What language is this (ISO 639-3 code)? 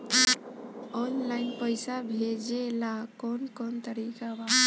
bho